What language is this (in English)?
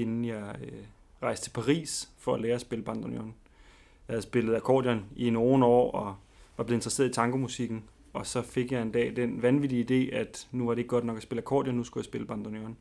Danish